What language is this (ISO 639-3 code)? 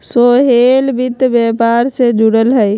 mag